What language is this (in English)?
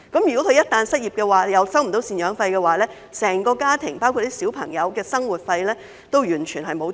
Cantonese